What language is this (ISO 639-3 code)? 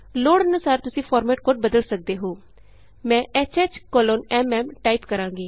pan